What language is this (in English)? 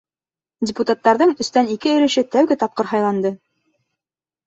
Bashkir